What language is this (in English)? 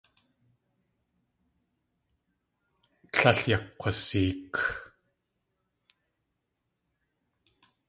Tlingit